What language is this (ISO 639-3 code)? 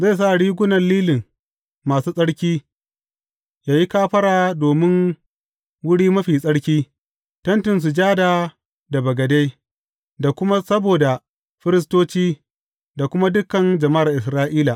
hau